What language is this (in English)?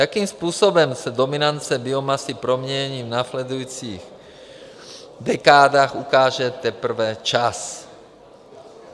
Czech